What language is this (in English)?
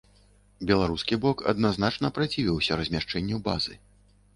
Belarusian